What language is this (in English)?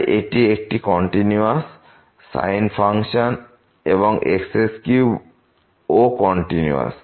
Bangla